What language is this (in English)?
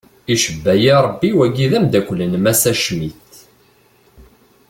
Kabyle